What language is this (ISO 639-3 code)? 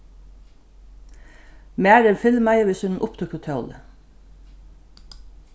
fao